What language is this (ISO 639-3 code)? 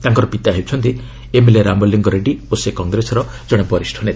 ori